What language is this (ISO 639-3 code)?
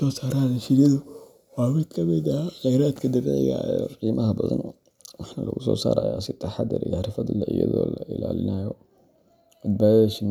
som